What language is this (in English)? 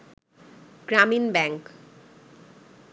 Bangla